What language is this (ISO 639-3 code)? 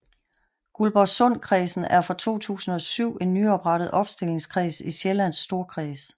dan